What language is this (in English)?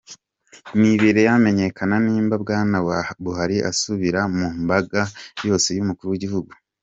Kinyarwanda